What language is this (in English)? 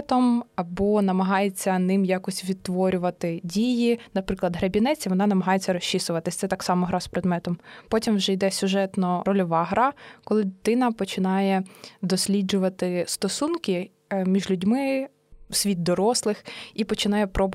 Ukrainian